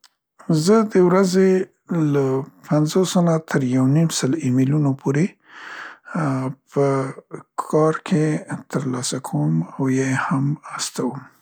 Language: Central Pashto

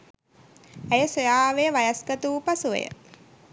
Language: Sinhala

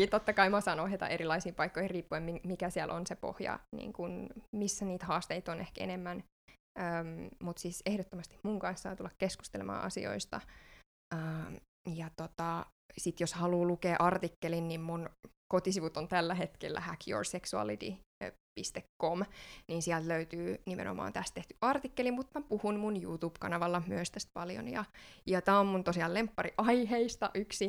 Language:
Finnish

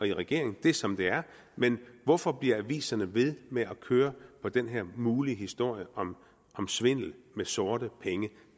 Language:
Danish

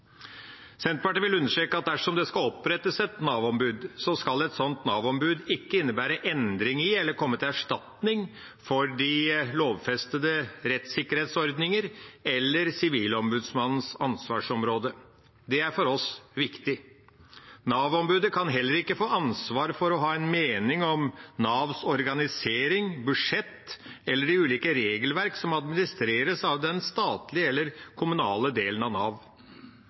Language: Norwegian Bokmål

